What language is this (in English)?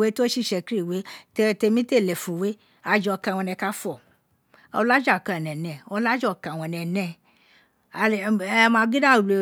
Isekiri